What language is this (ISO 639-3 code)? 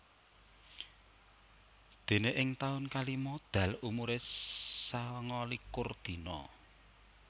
jav